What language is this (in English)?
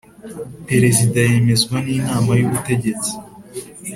Kinyarwanda